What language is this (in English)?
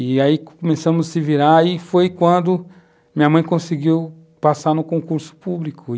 Portuguese